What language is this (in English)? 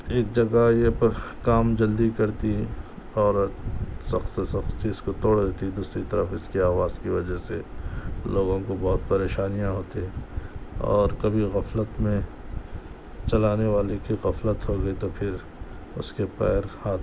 Urdu